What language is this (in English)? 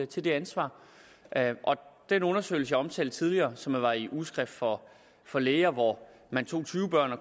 Danish